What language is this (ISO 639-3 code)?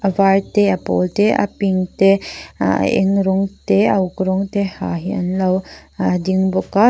lus